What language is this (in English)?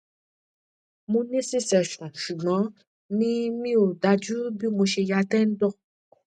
Yoruba